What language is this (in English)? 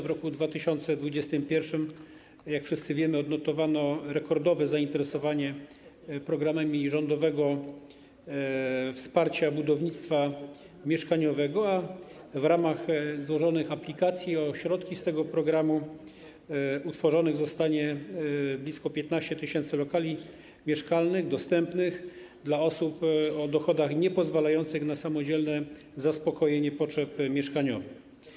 Polish